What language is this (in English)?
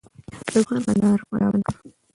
Pashto